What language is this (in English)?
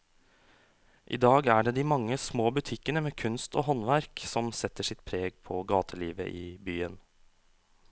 Norwegian